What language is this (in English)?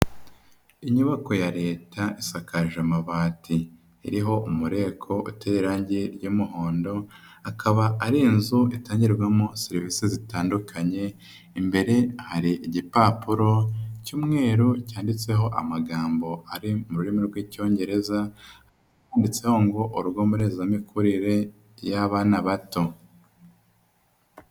Kinyarwanda